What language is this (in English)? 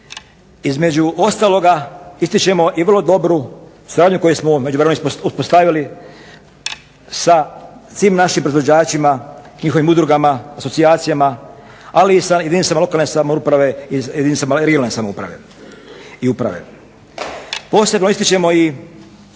Croatian